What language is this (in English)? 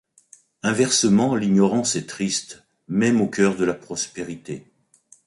French